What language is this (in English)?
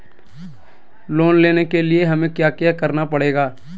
Magahi